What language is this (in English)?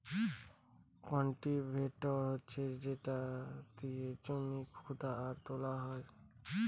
Bangla